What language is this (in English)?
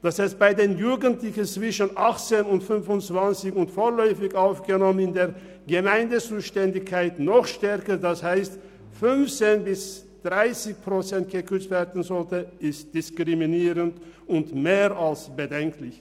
Swiss German